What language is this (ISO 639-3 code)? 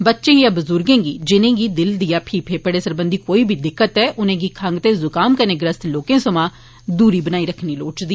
doi